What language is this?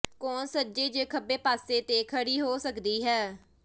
Punjabi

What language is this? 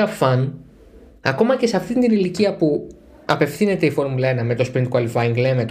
Greek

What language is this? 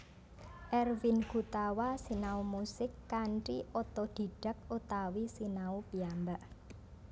Javanese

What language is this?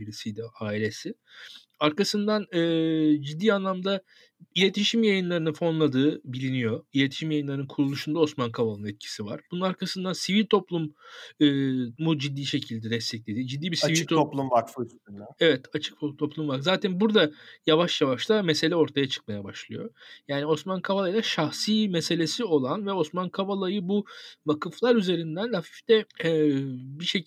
Turkish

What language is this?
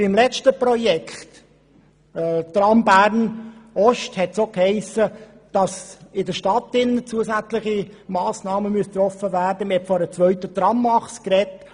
Swiss German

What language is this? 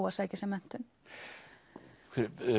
Icelandic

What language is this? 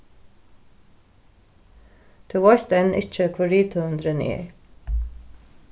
Faroese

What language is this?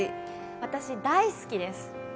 Japanese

